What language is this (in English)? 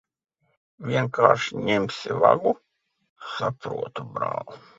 Latvian